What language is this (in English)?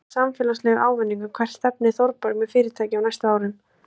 Icelandic